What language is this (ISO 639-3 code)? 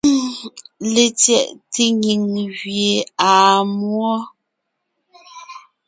nnh